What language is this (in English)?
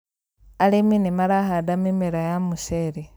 Kikuyu